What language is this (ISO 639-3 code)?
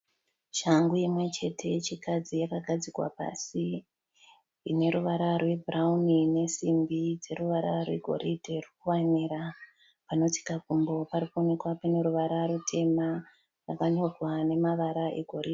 sna